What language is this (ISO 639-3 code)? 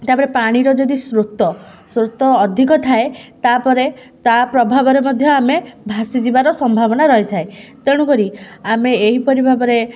ori